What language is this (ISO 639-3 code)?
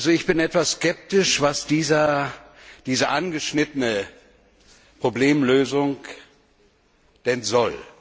deu